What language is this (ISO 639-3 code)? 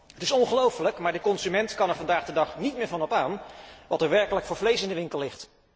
nld